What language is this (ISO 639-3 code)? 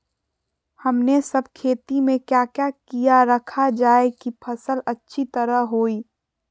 mag